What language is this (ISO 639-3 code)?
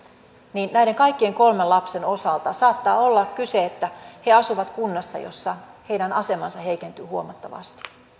fin